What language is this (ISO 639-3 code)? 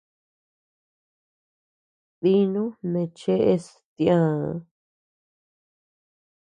cux